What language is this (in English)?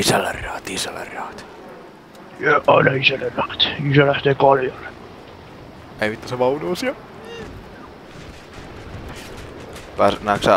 Finnish